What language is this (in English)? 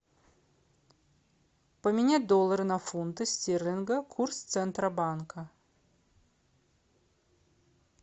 Russian